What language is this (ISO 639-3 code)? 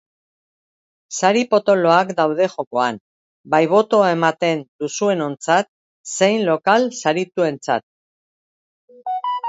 eus